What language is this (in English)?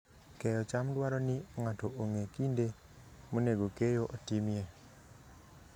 Luo (Kenya and Tanzania)